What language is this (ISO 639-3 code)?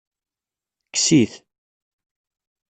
kab